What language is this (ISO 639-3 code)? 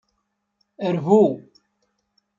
kab